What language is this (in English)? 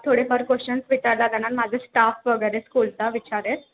Marathi